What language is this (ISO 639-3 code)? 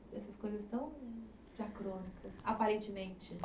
por